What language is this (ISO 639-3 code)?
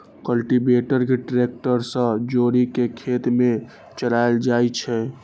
mai